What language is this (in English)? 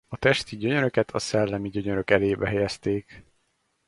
Hungarian